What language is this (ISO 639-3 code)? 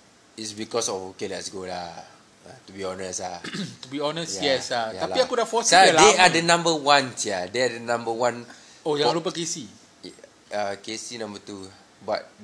msa